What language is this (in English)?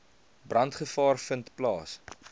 Afrikaans